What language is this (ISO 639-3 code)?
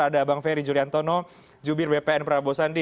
ind